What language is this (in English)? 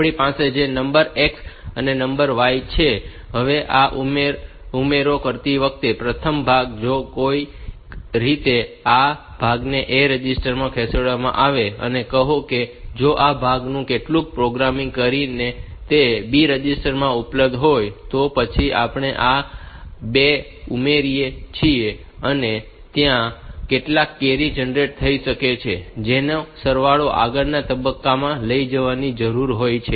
Gujarati